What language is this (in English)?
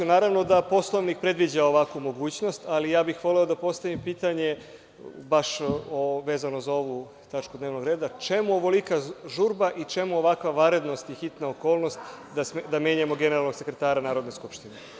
Serbian